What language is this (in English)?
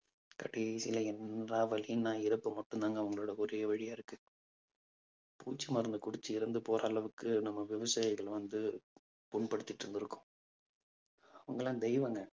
Tamil